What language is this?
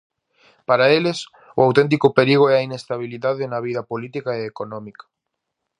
Galician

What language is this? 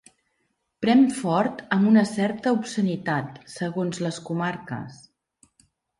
Catalan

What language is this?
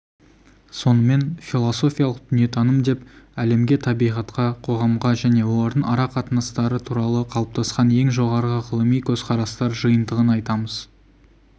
Kazakh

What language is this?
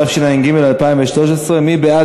Hebrew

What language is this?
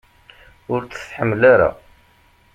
Kabyle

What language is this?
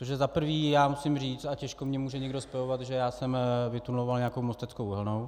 Czech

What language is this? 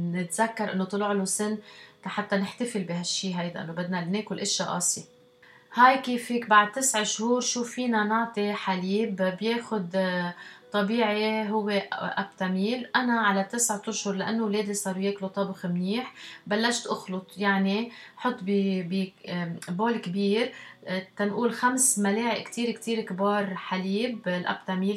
Arabic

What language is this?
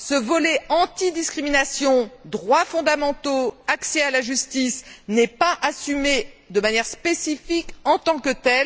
French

